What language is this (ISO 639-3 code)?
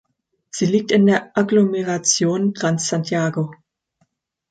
deu